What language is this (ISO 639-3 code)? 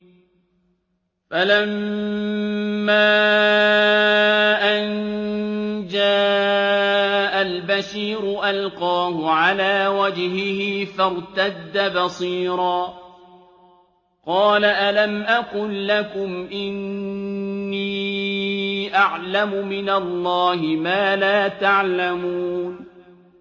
ara